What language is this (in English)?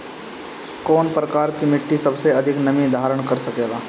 Bhojpuri